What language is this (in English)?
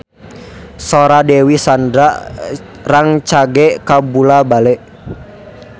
Sundanese